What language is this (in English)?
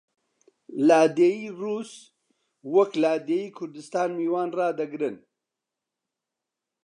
Central Kurdish